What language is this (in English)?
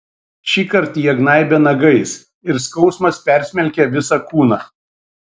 Lithuanian